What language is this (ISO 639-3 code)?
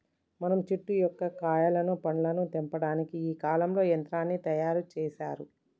tel